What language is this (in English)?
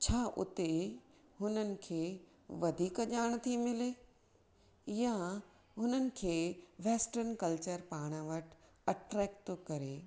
Sindhi